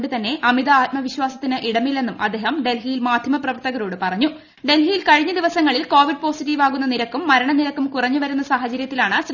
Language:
Malayalam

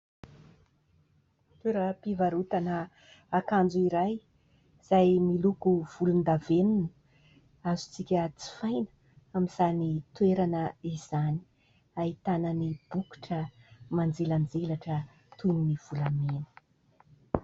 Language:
Malagasy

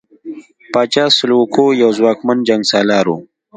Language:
Pashto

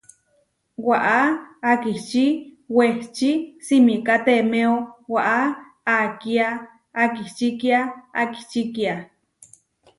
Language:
Huarijio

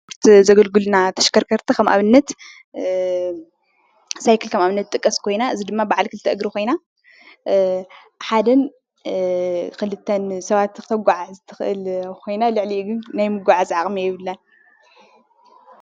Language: Tigrinya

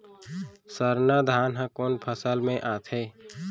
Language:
Chhattisgarhi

